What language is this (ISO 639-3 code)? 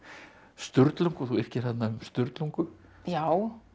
isl